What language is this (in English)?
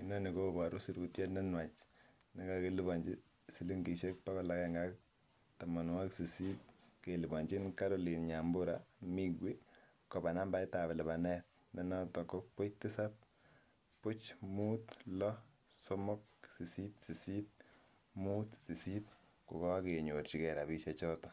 Kalenjin